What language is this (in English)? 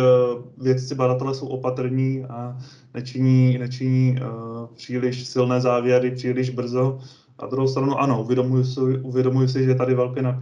Czech